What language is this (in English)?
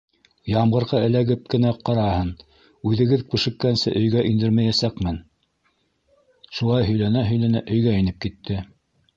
Bashkir